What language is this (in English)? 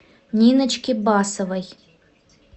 Russian